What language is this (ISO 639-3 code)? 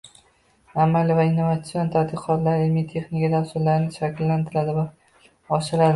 uzb